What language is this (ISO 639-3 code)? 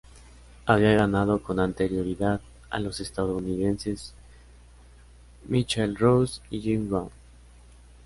spa